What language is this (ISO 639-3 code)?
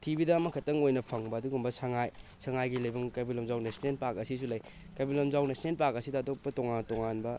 mni